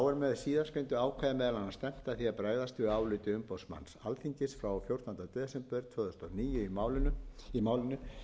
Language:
Icelandic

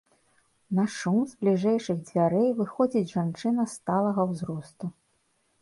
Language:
Belarusian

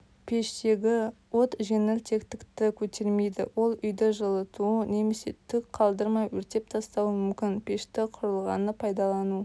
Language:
Kazakh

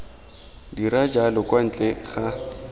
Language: Tswana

